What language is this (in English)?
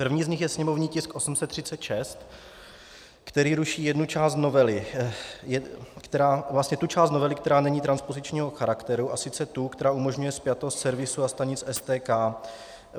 Czech